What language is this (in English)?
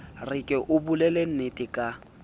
Southern Sotho